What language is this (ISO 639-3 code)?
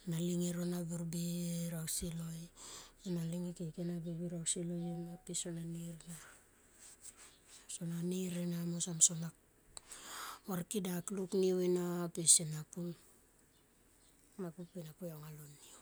tqp